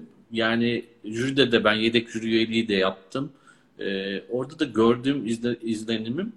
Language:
Turkish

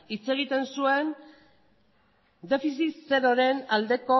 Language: Basque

